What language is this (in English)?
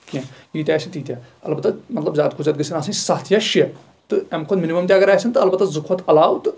Kashmiri